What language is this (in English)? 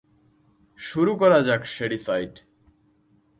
Bangla